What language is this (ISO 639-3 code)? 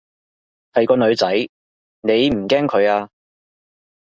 yue